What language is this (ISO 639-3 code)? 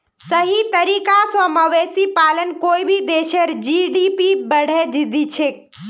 mag